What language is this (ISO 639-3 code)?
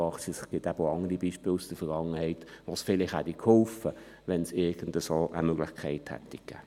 gsw